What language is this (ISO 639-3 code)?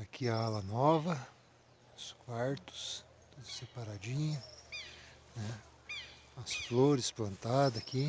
por